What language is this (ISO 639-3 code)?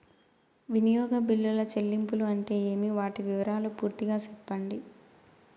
tel